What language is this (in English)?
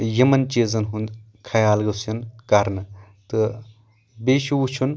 Kashmiri